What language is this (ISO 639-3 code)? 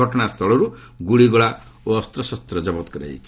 ori